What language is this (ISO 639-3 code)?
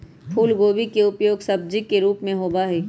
mag